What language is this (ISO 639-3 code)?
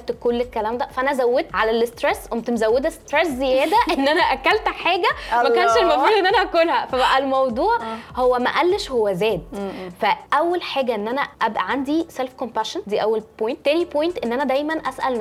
ara